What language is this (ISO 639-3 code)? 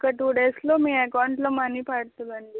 tel